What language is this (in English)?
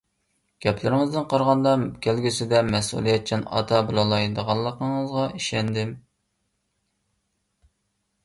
Uyghur